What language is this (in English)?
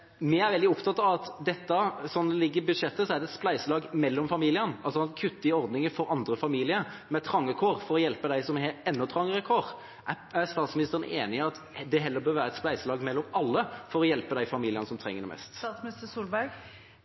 Norwegian Bokmål